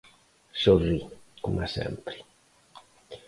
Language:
Galician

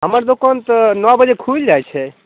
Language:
Maithili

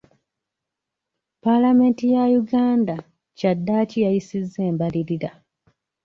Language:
Ganda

